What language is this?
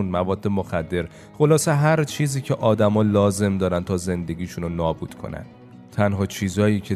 Persian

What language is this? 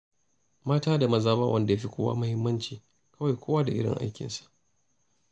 Hausa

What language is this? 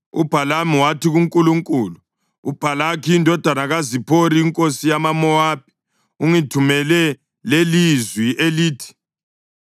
North Ndebele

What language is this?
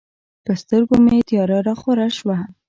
Pashto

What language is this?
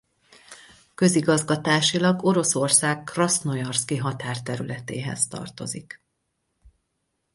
Hungarian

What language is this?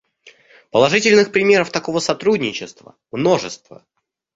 Russian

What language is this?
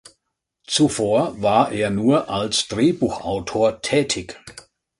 German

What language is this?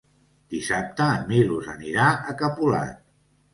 Catalan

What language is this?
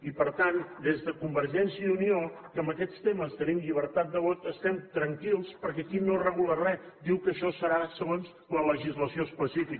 Catalan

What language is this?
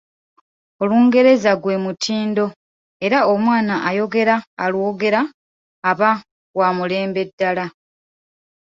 Ganda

